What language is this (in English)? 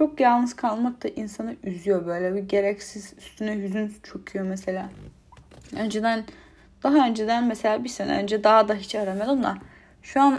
Turkish